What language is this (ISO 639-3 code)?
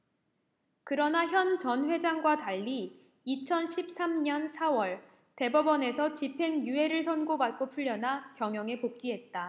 kor